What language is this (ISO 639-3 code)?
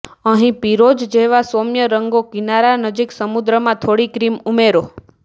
guj